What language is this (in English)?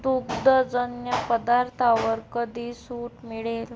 Marathi